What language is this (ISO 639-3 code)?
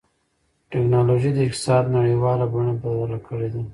pus